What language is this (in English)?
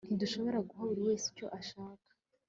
Kinyarwanda